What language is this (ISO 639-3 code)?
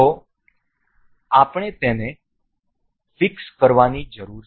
guj